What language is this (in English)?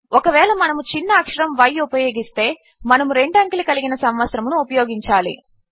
Telugu